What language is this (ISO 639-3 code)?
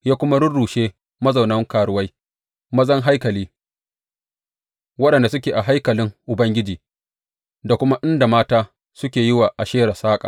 hau